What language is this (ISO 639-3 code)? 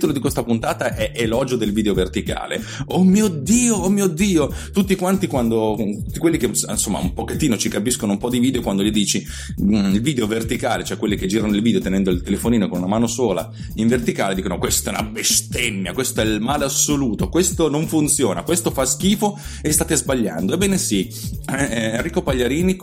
ita